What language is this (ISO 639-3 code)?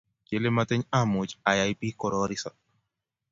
kln